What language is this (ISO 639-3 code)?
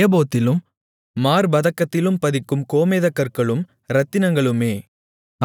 tam